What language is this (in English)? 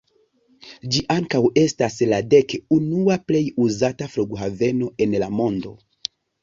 Esperanto